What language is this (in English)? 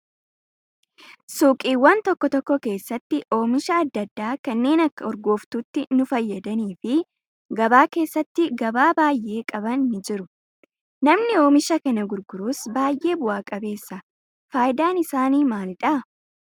Oromo